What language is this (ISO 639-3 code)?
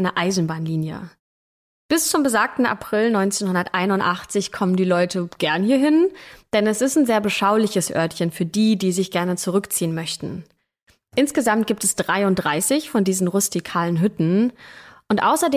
deu